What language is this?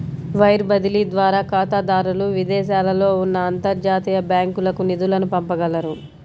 Telugu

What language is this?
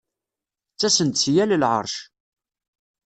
Kabyle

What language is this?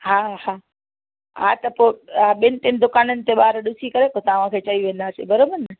Sindhi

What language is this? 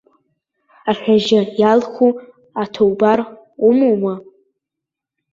Abkhazian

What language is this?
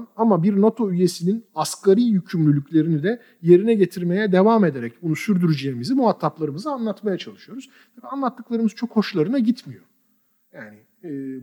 Turkish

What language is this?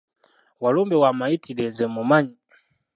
Ganda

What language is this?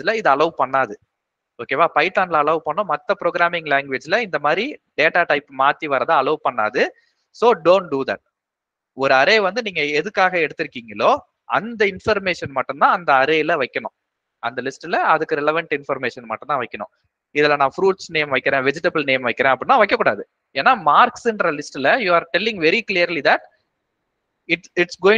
Tamil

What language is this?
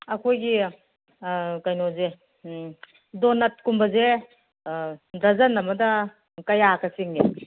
Manipuri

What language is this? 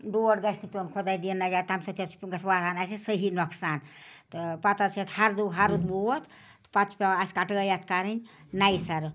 Kashmiri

